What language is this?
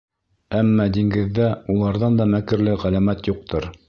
Bashkir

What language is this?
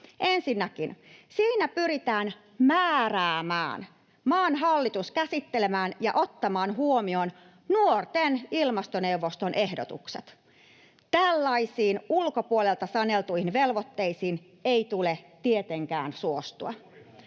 Finnish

